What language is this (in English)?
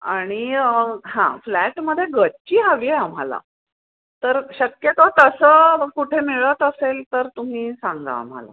Marathi